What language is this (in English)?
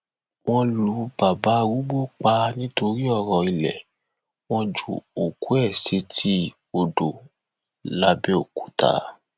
Yoruba